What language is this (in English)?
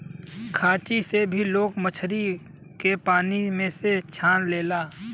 Bhojpuri